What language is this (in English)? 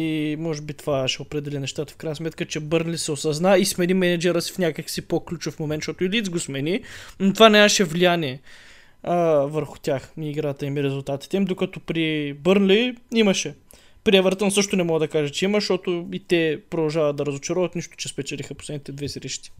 Bulgarian